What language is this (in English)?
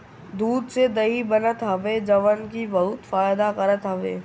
Bhojpuri